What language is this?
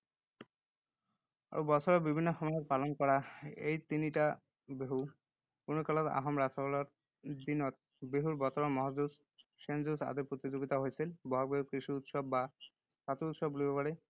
Assamese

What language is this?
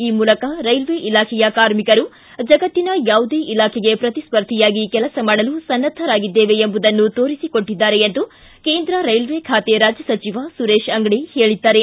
Kannada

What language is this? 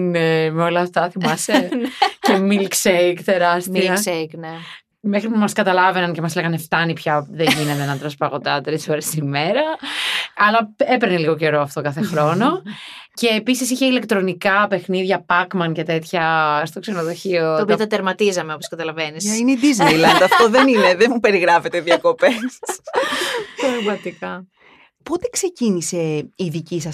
Greek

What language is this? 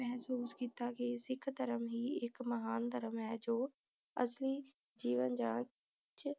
Punjabi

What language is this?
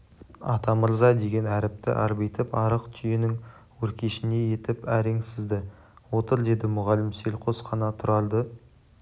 Kazakh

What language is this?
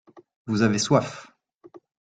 French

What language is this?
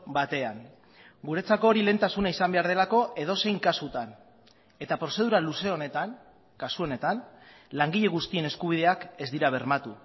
Basque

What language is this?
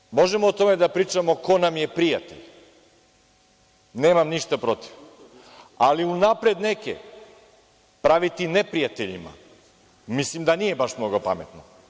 Serbian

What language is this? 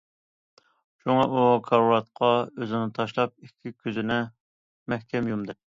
Uyghur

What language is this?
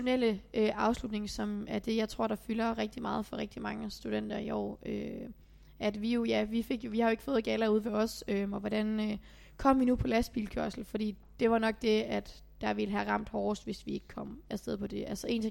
Danish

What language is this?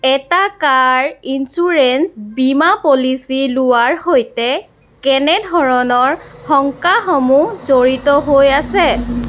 Assamese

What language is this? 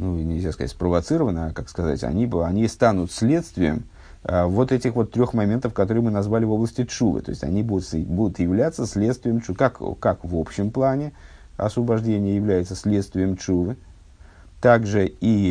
Russian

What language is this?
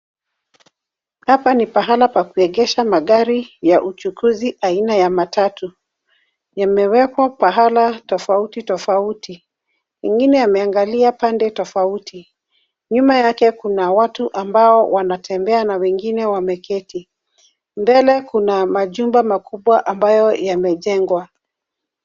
Swahili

